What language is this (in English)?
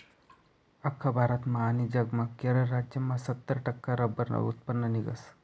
Marathi